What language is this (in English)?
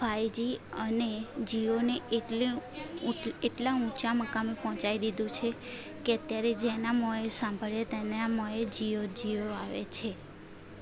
Gujarati